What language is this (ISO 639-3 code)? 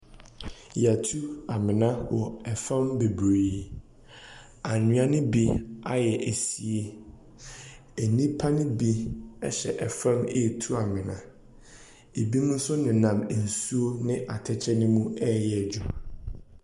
aka